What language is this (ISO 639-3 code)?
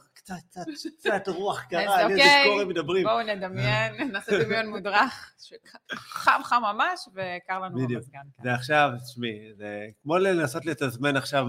heb